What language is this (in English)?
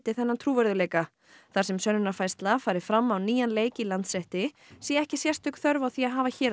Icelandic